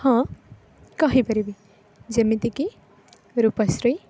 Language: Odia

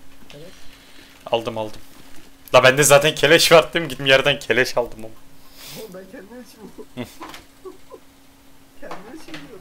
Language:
Turkish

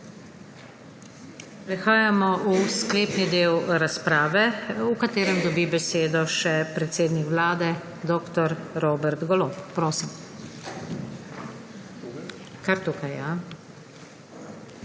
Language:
Slovenian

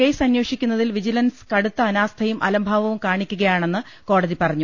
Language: Malayalam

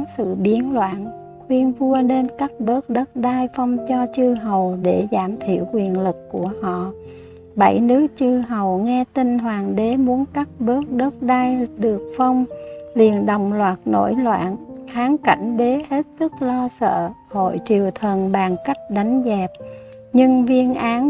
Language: Vietnamese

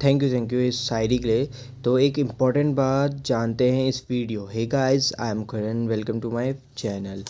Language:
Hindi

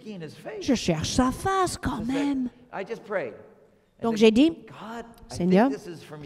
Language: French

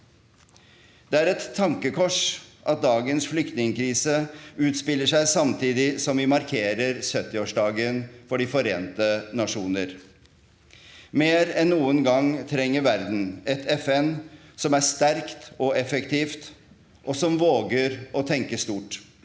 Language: Norwegian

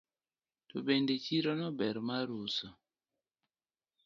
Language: Luo (Kenya and Tanzania)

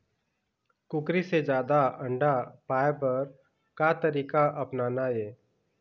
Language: Chhattisgarhi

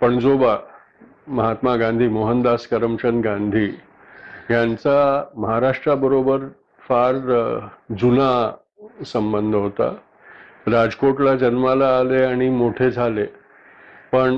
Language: Marathi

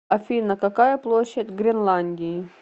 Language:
Russian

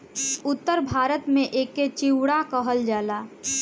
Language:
Bhojpuri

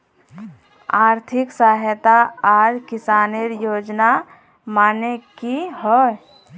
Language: Magahi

